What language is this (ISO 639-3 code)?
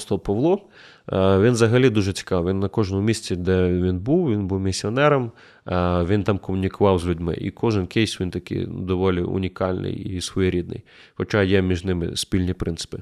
ukr